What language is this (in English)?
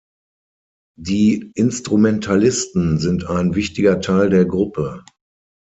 German